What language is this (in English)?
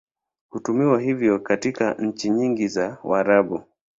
Swahili